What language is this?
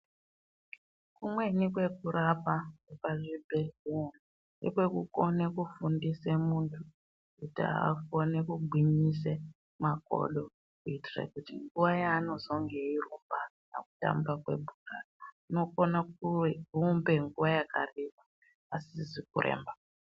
Ndau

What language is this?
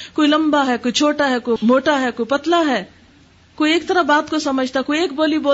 Urdu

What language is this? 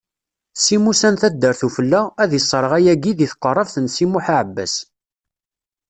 Kabyle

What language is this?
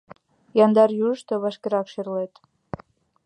Mari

